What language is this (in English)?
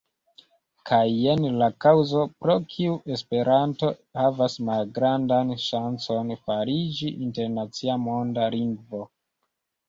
Esperanto